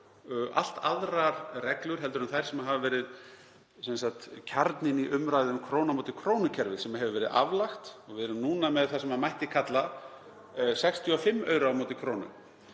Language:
Icelandic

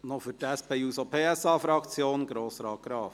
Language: Swiss German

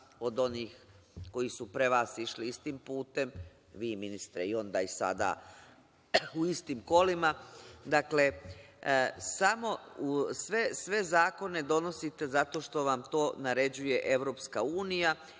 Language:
Serbian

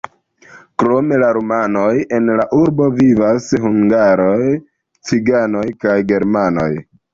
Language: Esperanto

